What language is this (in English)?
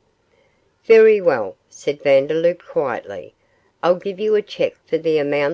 English